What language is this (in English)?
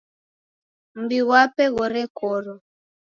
Taita